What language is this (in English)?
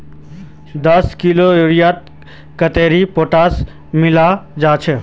Magahi